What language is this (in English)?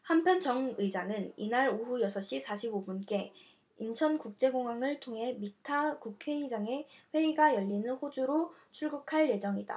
Korean